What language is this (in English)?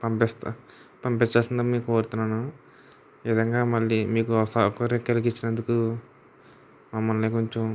Telugu